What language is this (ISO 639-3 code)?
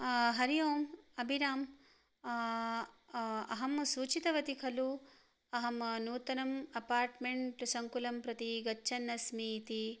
san